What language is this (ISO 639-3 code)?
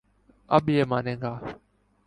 urd